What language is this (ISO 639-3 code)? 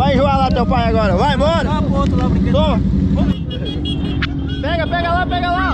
por